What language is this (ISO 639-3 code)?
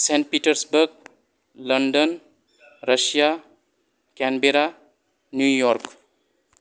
brx